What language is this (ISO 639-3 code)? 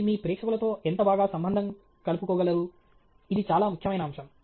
tel